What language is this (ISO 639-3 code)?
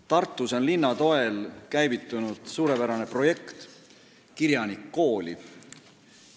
est